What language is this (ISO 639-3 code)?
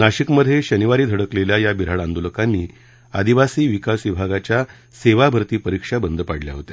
mar